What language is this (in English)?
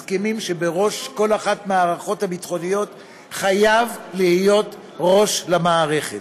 Hebrew